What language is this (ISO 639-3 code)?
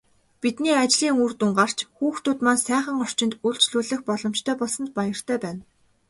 mon